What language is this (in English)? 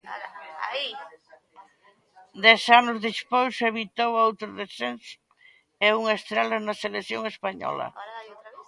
Galician